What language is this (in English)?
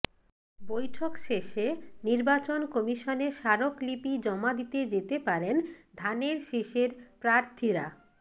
Bangla